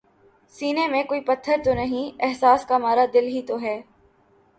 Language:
Urdu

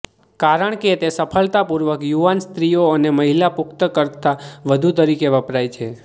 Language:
Gujarati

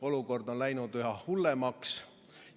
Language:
Estonian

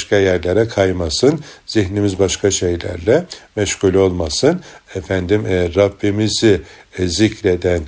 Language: Turkish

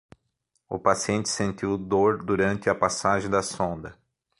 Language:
Portuguese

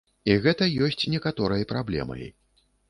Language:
Belarusian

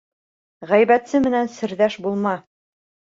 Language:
Bashkir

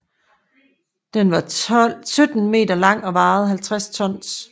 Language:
Danish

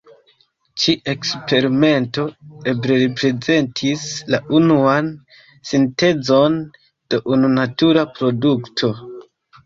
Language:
Esperanto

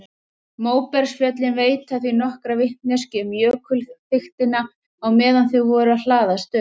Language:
Icelandic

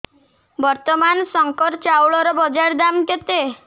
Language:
Odia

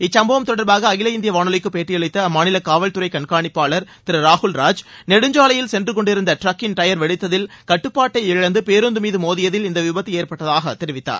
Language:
Tamil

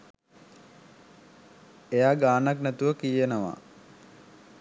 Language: Sinhala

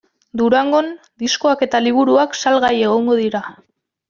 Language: Basque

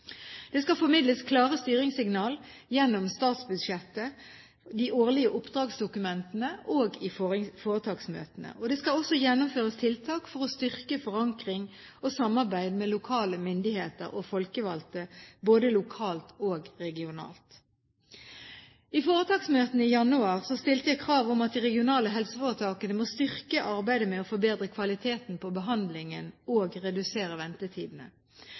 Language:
Norwegian Bokmål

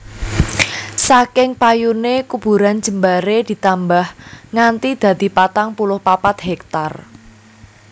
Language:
Javanese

